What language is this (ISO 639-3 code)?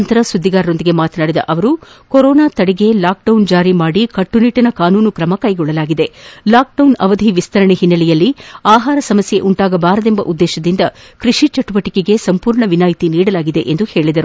kan